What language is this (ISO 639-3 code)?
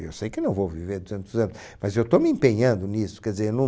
por